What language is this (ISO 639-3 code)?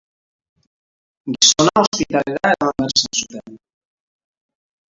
eus